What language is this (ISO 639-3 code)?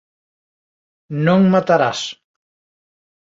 glg